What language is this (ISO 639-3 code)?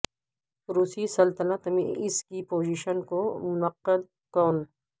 urd